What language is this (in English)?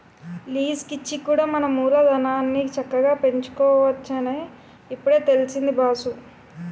Telugu